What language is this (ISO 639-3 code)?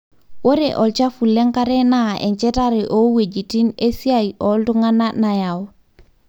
mas